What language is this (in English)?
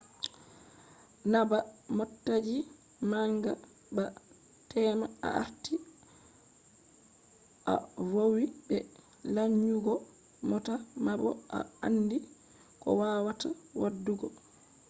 Fula